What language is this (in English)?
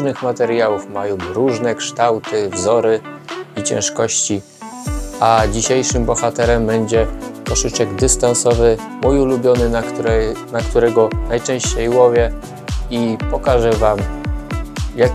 Polish